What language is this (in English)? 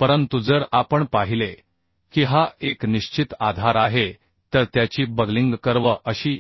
Marathi